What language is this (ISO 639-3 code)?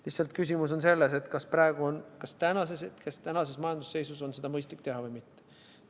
est